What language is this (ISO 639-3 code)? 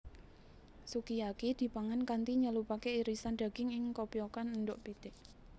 jav